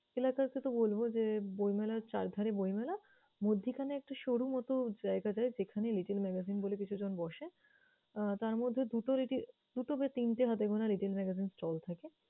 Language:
Bangla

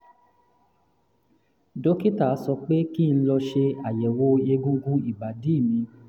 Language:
Yoruba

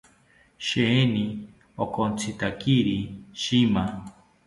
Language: South Ucayali Ashéninka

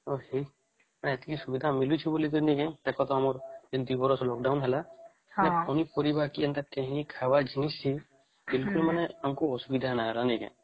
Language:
Odia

